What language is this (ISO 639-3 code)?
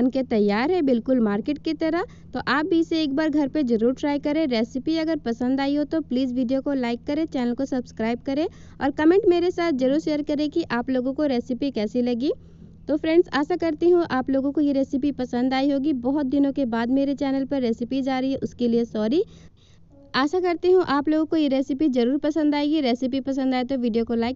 hin